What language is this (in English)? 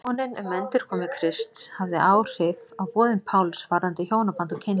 Icelandic